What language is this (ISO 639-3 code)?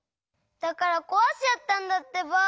jpn